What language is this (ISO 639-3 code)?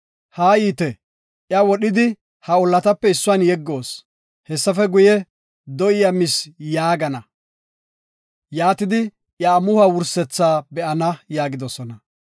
gof